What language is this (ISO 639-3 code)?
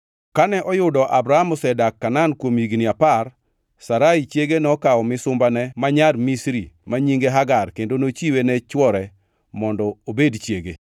luo